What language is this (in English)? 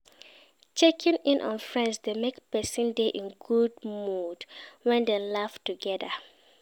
Nigerian Pidgin